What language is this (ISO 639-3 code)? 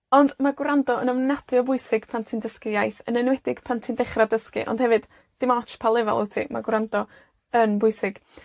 cym